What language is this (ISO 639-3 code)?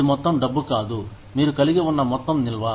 tel